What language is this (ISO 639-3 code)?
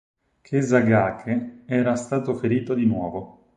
ita